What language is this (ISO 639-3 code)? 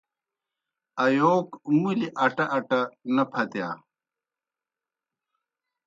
plk